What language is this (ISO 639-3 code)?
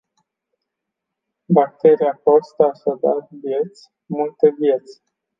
ron